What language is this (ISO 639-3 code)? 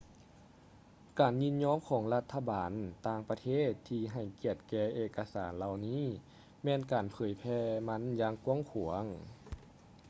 lao